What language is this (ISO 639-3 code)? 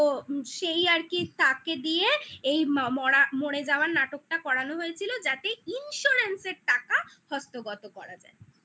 ben